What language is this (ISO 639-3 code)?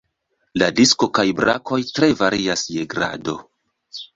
epo